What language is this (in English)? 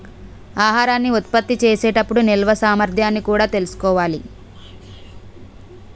Telugu